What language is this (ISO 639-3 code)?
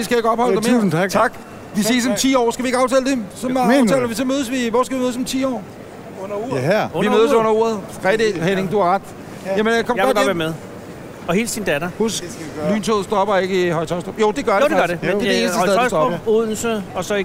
dan